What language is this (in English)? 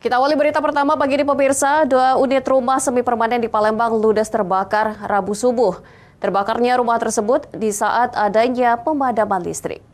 Indonesian